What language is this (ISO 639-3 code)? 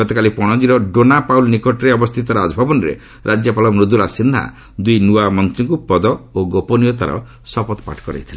ori